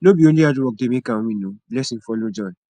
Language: Nigerian Pidgin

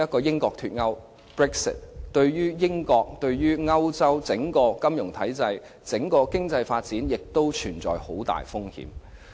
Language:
Cantonese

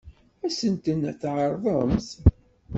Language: Kabyle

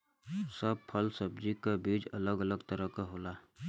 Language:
Bhojpuri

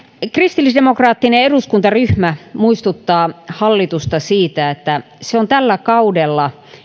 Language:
Finnish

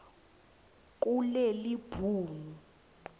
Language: Swati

